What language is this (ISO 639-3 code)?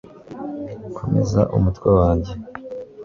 kin